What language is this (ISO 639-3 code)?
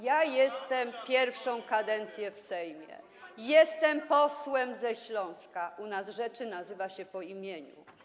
pol